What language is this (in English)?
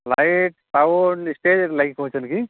Odia